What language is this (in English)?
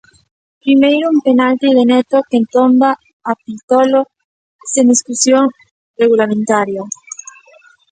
Galician